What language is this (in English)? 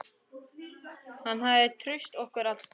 Icelandic